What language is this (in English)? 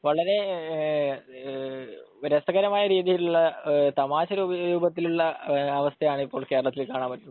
Malayalam